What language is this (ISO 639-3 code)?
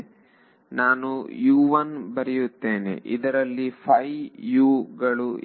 kan